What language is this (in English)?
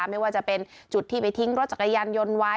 Thai